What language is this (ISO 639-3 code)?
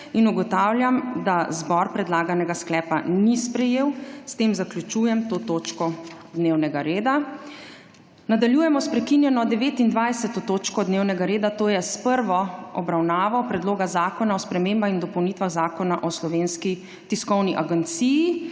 slv